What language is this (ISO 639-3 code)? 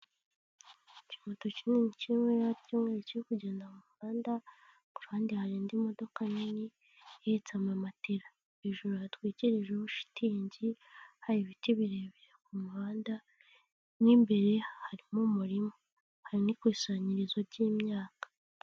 kin